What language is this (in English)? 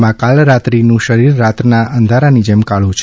Gujarati